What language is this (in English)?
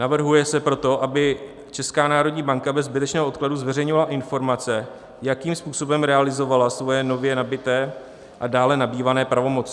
Czech